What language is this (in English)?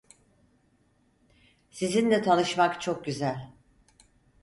Turkish